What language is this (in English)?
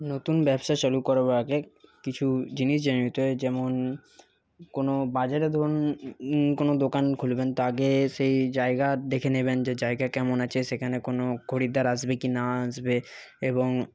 Bangla